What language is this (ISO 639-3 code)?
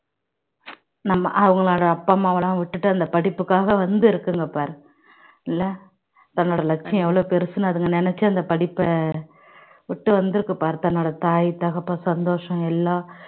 tam